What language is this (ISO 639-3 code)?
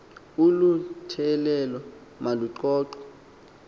xho